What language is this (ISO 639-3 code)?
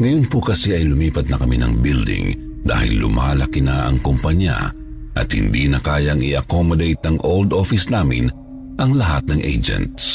fil